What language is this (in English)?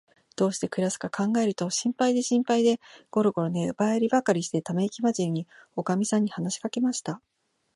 Japanese